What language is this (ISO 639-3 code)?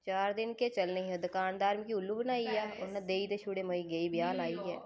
doi